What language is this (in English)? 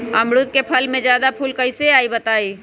Magahi